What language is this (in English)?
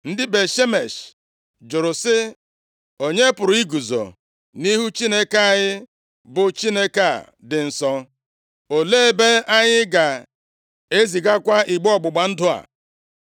Igbo